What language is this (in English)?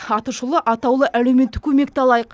Kazakh